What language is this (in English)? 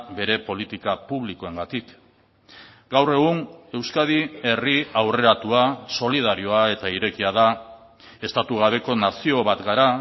Basque